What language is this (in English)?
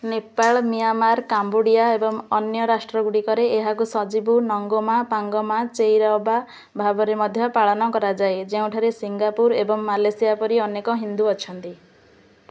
Odia